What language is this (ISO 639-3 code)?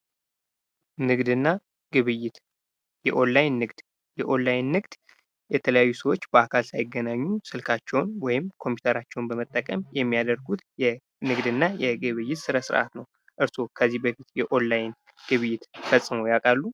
amh